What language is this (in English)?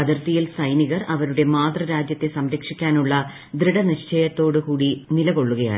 Malayalam